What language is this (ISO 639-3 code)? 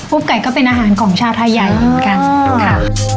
tha